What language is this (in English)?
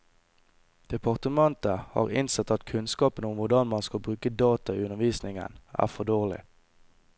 Norwegian